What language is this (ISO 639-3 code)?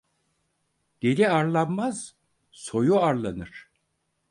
tur